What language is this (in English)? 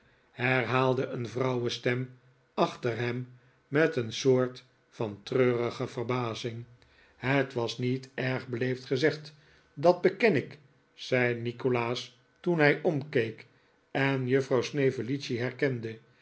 Dutch